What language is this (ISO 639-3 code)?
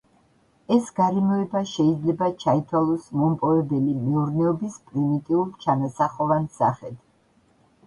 kat